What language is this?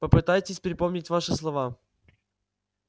Russian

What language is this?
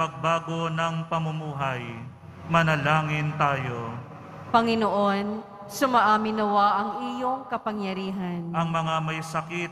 Filipino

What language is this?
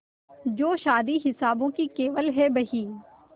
Hindi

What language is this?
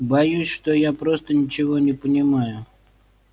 Russian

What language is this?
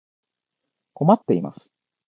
Japanese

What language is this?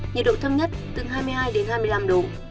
Vietnamese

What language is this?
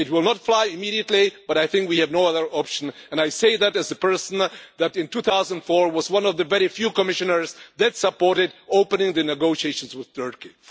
English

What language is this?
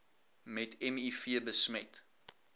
Afrikaans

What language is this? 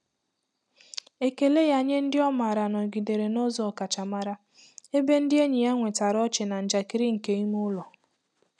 Igbo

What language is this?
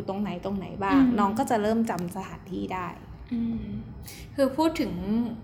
Thai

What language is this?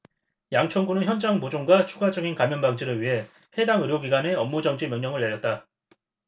Korean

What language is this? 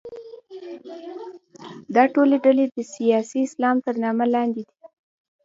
Pashto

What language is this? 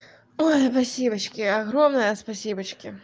Russian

